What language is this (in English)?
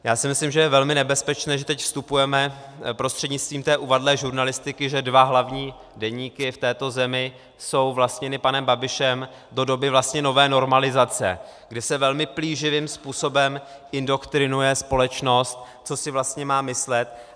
Czech